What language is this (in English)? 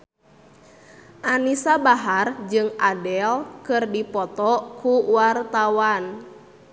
Sundanese